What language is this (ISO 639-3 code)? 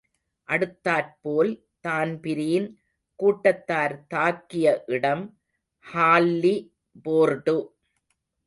tam